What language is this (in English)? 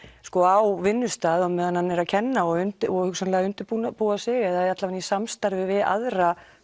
Icelandic